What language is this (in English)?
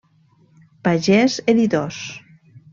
Catalan